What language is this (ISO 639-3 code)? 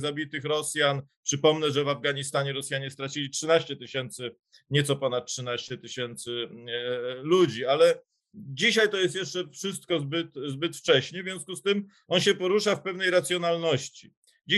pol